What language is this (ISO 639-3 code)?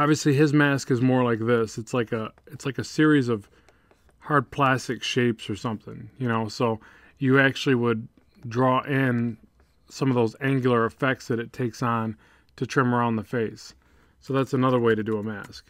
eng